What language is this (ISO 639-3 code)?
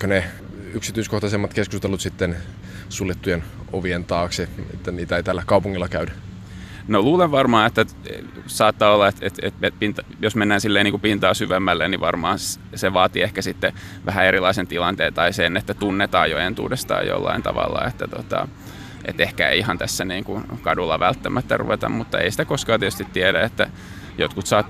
fin